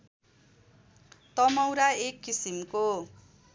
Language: Nepali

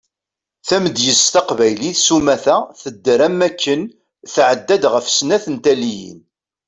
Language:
Kabyle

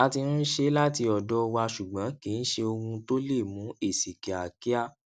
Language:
Yoruba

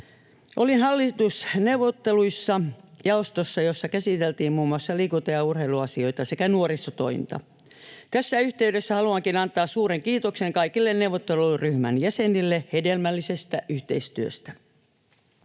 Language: Finnish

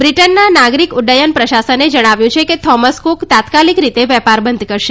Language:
Gujarati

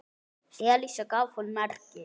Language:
Icelandic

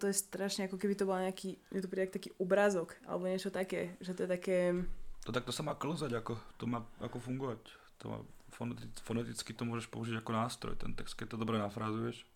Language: Slovak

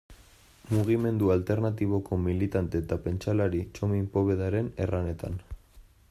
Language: Basque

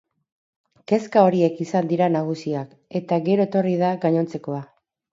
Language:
Basque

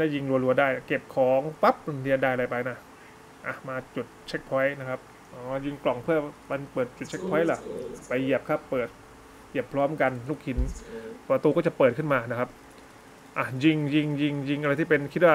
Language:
Thai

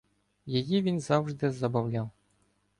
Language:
Ukrainian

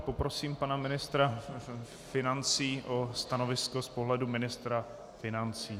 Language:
Czech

